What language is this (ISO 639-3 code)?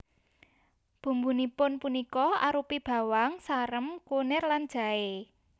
jav